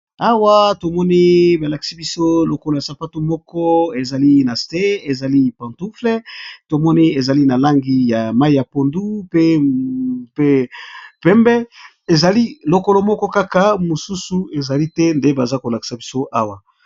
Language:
Lingala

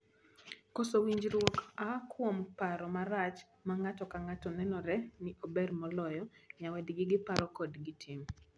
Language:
Luo (Kenya and Tanzania)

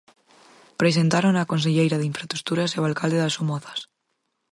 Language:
Galician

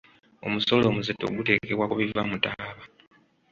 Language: Ganda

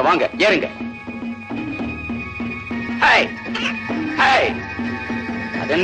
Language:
Tamil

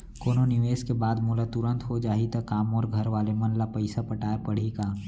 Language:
Chhattisgarhi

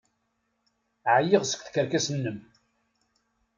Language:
Kabyle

